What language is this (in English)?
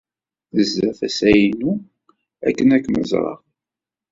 Kabyle